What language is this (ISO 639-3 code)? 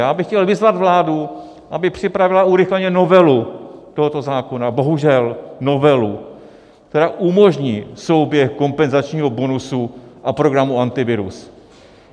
ces